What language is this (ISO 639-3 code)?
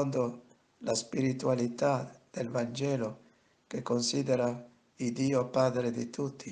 ita